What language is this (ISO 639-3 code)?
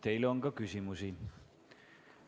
est